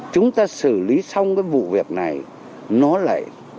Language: Vietnamese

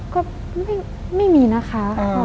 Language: Thai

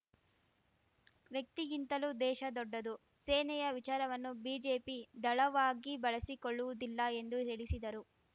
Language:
Kannada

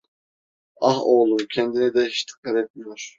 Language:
Turkish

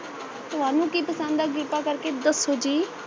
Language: Punjabi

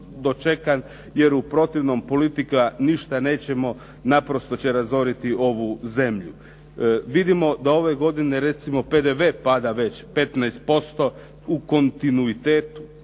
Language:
Croatian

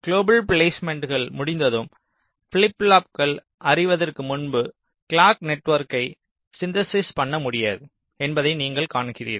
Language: Tamil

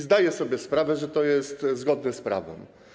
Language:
Polish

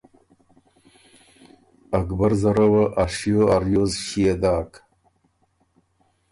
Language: Ormuri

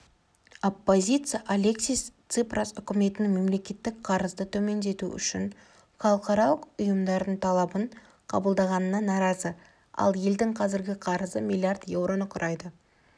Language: Kazakh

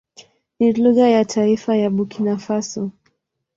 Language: Swahili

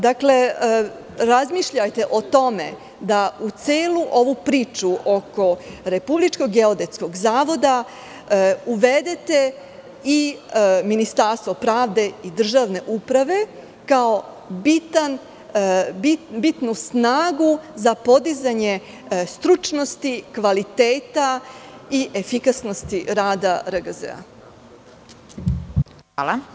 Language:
Serbian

